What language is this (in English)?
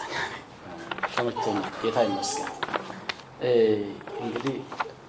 Amharic